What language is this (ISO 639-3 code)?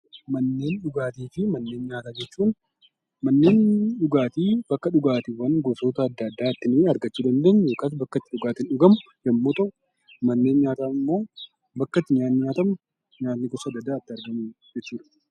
orm